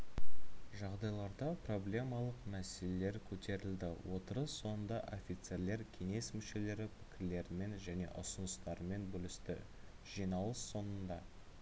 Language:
Kazakh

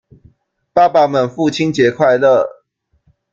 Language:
Chinese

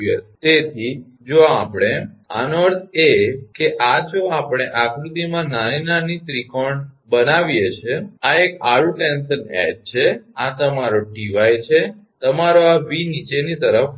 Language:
Gujarati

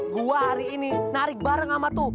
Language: Indonesian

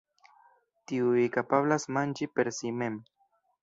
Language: Esperanto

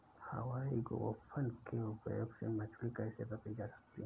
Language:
Hindi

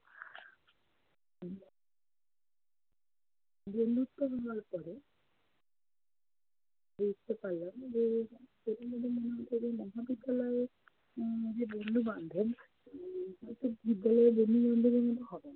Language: Bangla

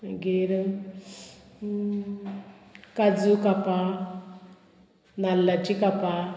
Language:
Konkani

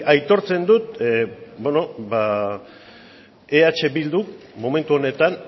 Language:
Basque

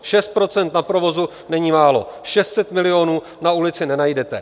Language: Czech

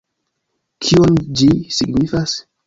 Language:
Esperanto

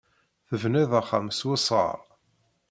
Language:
Kabyle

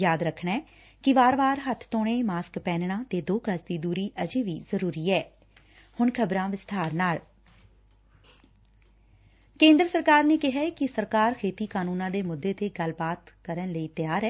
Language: Punjabi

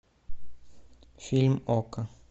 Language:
Russian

